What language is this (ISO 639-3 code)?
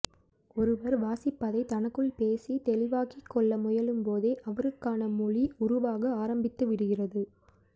tam